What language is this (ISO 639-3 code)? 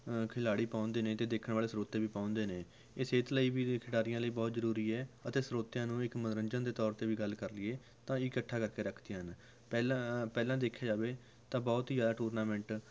pan